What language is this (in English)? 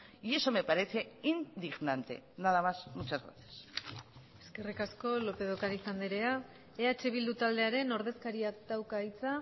Basque